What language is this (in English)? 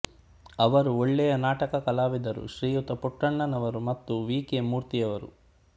Kannada